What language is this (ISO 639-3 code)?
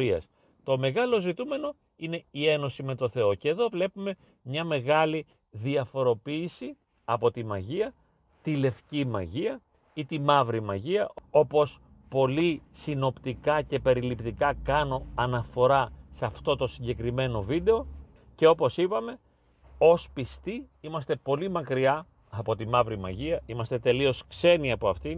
ell